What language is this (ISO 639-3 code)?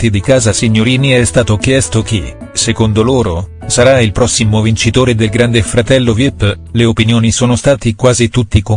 ita